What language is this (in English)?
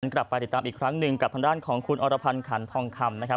Thai